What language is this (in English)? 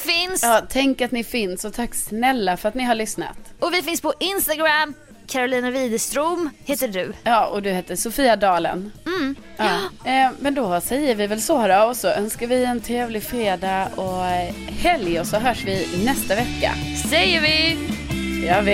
Swedish